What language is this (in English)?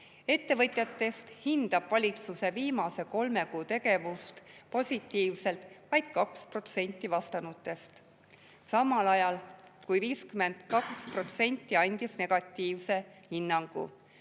Estonian